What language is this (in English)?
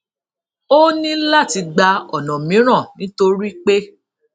Yoruba